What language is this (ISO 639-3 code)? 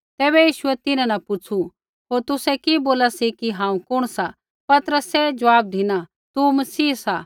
kfx